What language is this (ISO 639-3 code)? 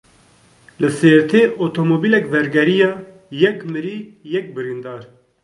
kur